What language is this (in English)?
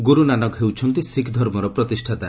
Odia